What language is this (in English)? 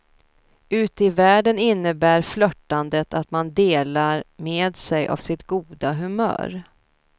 Swedish